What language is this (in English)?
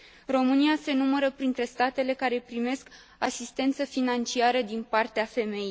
Romanian